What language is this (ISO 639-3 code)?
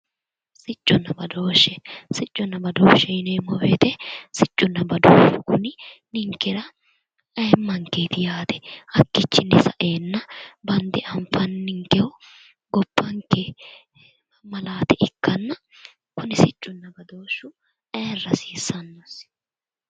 sid